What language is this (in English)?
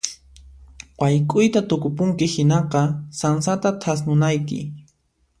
Puno Quechua